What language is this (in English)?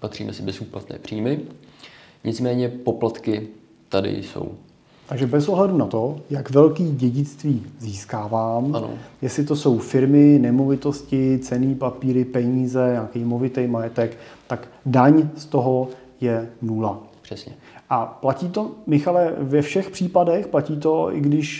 Czech